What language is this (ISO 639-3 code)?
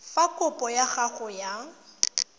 tsn